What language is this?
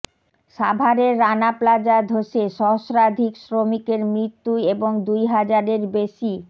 Bangla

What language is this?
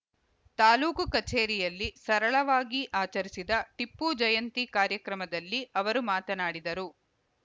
Kannada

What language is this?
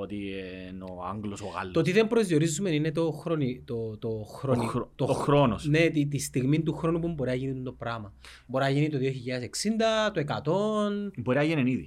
Greek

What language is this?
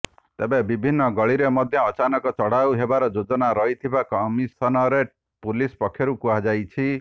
Odia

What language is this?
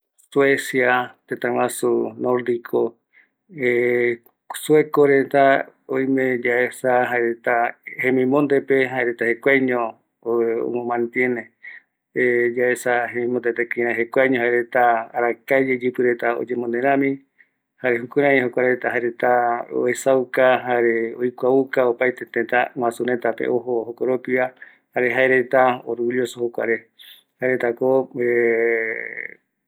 Eastern Bolivian Guaraní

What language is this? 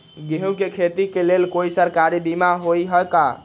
Magahi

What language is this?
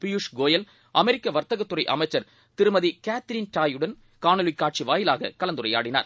Tamil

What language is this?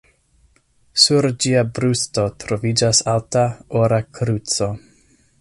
Esperanto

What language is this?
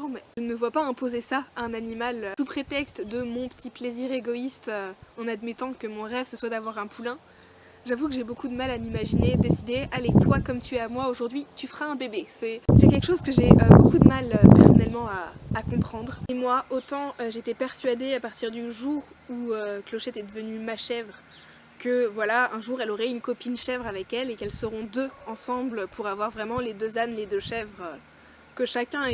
French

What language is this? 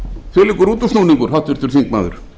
Icelandic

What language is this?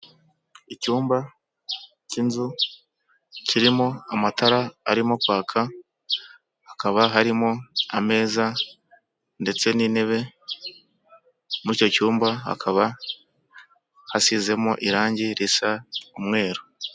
Kinyarwanda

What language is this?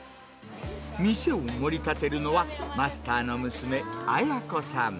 Japanese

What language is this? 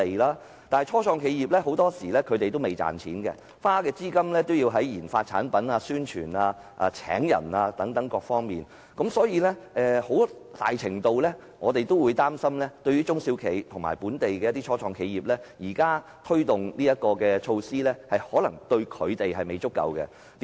Cantonese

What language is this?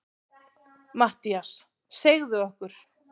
Icelandic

